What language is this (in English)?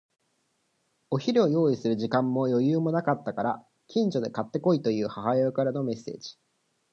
Japanese